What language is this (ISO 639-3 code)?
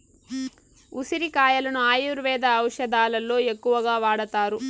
tel